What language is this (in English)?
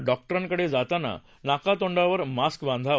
Marathi